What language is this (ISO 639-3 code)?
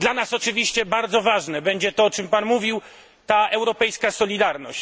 pol